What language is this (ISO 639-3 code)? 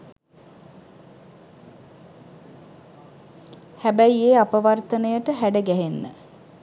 sin